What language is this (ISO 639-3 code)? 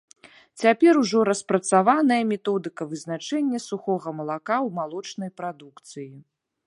bel